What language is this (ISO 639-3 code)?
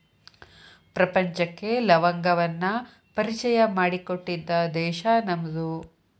kan